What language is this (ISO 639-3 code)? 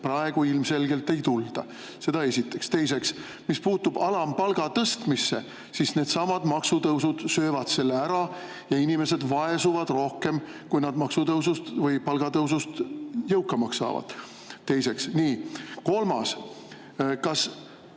est